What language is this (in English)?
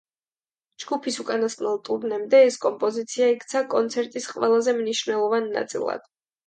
Georgian